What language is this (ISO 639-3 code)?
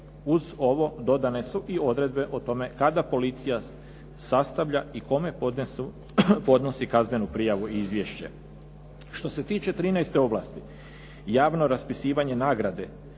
hrv